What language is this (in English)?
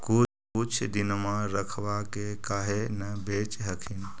Magahi